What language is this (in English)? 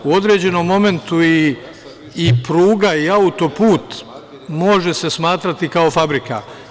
Serbian